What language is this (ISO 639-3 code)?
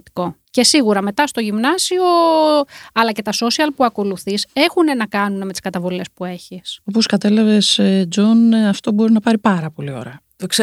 ell